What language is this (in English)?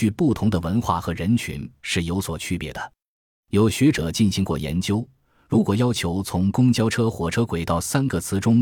Chinese